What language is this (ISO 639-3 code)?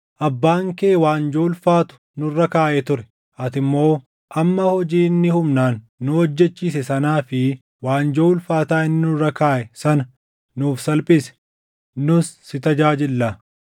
orm